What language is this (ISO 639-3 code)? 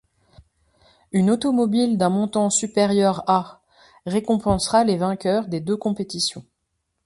fra